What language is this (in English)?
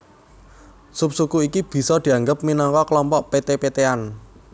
Javanese